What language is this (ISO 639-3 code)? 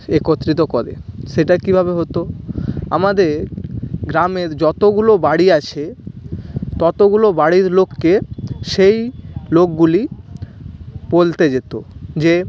ben